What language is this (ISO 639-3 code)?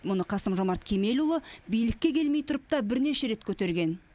kaz